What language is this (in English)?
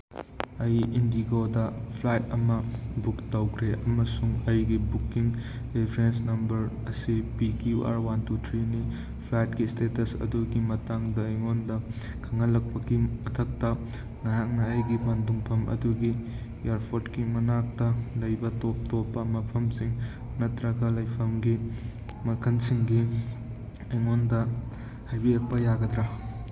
Manipuri